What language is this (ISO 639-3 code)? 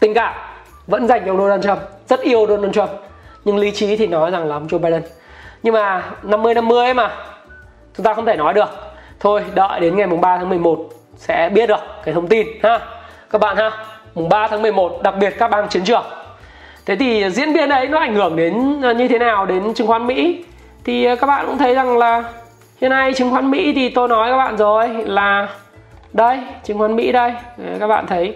vie